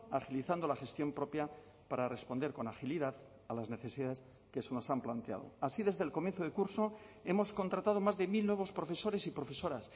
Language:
Spanish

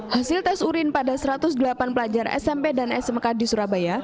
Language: Indonesian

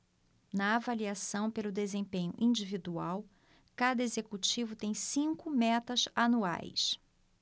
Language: Portuguese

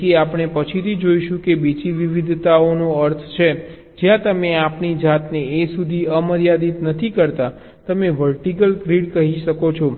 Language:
Gujarati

